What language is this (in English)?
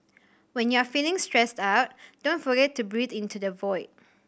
English